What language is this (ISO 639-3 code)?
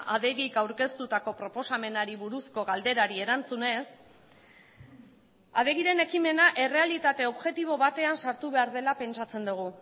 eus